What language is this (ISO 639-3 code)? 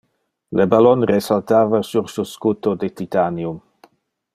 ina